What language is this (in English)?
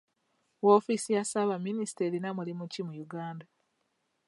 Ganda